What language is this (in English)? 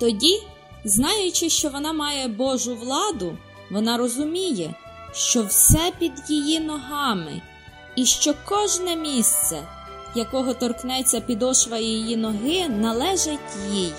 Ukrainian